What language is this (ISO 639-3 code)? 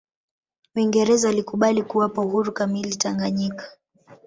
swa